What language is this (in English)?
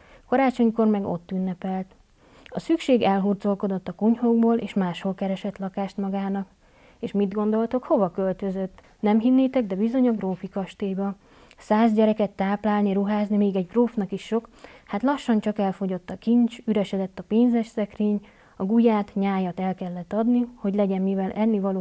Hungarian